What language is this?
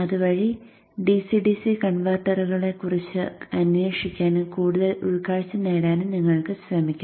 Malayalam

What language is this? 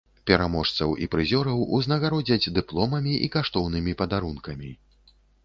Belarusian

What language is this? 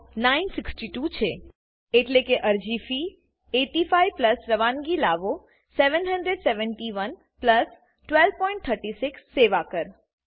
Gujarati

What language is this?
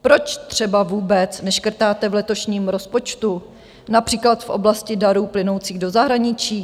Czech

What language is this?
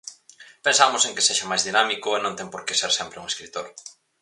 Galician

